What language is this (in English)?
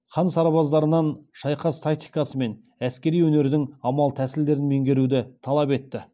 Kazakh